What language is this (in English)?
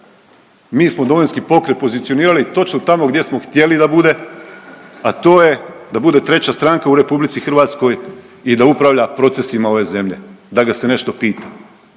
Croatian